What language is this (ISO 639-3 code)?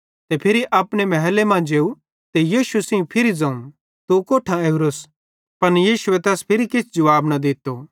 bhd